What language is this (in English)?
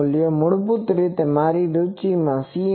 Gujarati